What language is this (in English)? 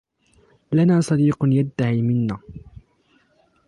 Arabic